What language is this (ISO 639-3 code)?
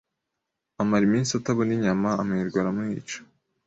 kin